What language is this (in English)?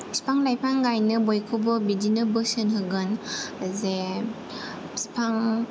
Bodo